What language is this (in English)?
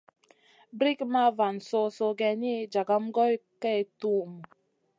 Masana